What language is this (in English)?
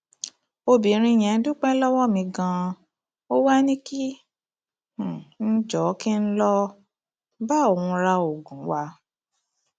Yoruba